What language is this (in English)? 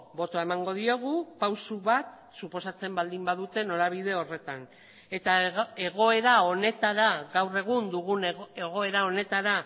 Basque